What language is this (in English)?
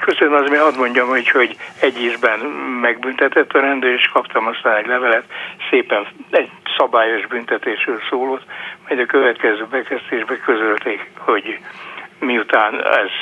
Hungarian